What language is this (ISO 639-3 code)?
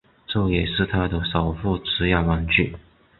zho